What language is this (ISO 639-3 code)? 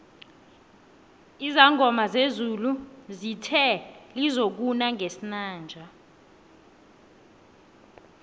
nbl